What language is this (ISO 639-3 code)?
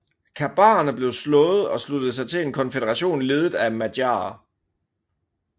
dan